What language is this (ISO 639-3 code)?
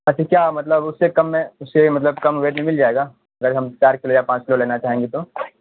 urd